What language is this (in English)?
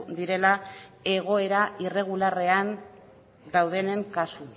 Basque